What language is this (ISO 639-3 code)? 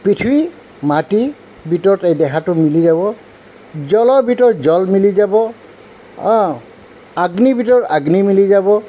asm